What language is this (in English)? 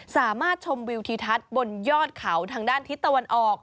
Thai